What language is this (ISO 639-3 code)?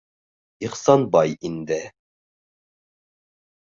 bak